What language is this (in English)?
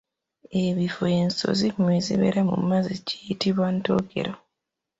Ganda